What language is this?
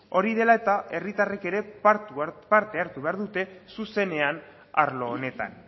Basque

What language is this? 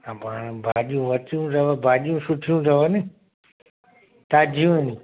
Sindhi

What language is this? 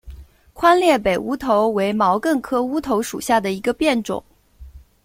Chinese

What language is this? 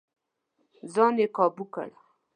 Pashto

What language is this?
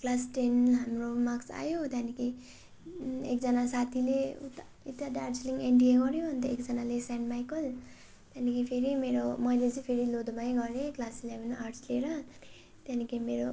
Nepali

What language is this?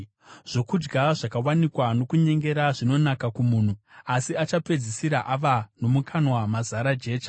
Shona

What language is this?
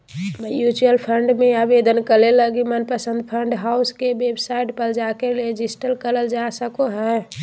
Magahi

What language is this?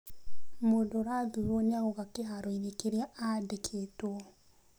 Kikuyu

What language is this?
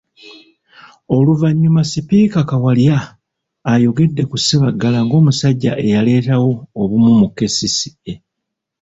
Ganda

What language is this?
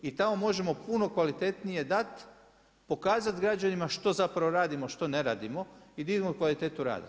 Croatian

